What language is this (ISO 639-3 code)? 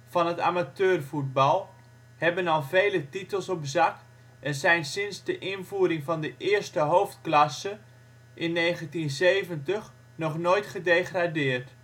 nld